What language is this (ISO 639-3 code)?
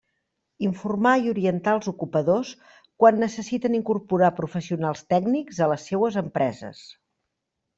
cat